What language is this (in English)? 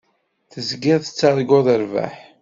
Kabyle